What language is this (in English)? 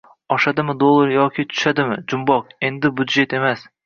Uzbek